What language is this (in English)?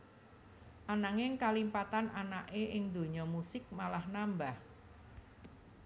Javanese